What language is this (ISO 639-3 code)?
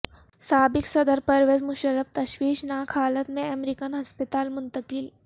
urd